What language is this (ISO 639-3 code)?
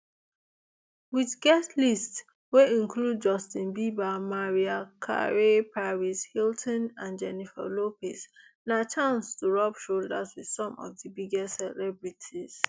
pcm